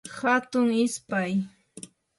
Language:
Yanahuanca Pasco Quechua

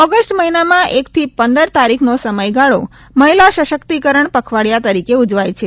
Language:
Gujarati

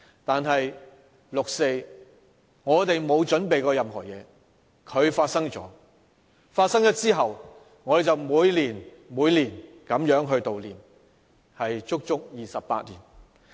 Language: Cantonese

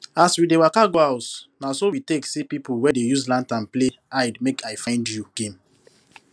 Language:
Nigerian Pidgin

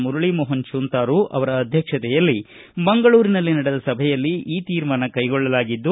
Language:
Kannada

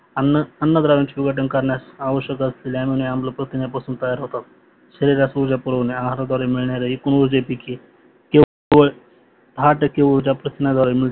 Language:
Marathi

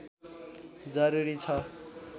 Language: Nepali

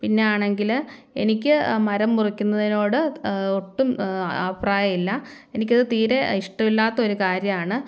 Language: Malayalam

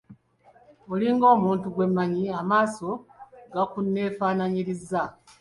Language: Ganda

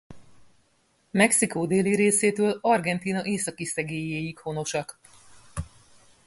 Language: Hungarian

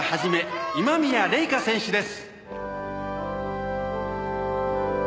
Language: Japanese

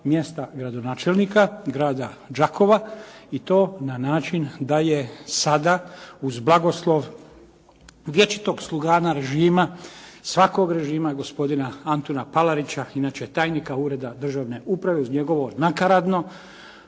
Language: Croatian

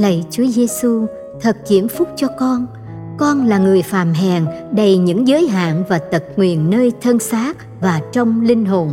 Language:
Vietnamese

